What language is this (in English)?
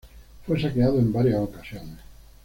Spanish